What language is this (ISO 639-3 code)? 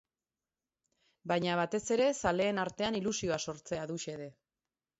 eus